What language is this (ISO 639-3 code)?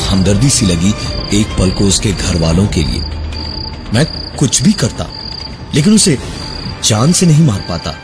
hin